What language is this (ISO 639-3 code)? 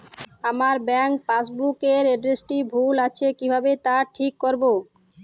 ben